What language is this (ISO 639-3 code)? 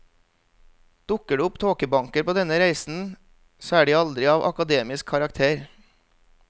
nor